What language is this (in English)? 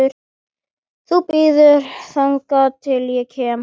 Icelandic